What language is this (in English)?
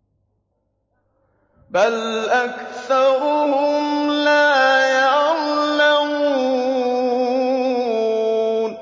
Arabic